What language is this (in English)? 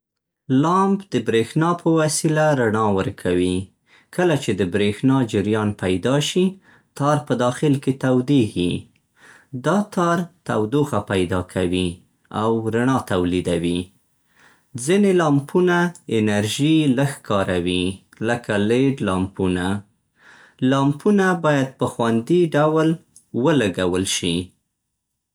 Central Pashto